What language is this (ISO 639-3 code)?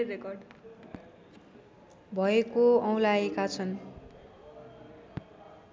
nep